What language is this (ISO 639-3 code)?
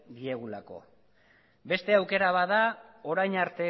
eus